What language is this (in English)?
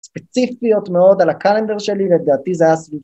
Hebrew